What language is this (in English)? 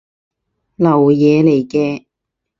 Cantonese